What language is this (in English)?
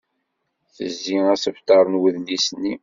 Kabyle